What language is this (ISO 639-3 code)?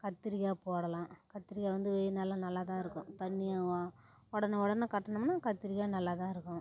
tam